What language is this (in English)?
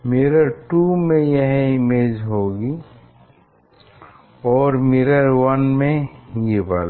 Hindi